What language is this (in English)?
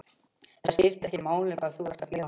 Icelandic